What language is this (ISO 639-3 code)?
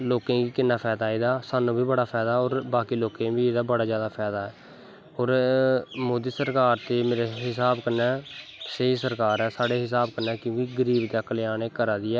doi